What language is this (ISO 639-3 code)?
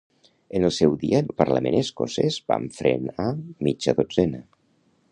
cat